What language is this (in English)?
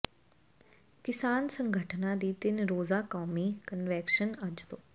Punjabi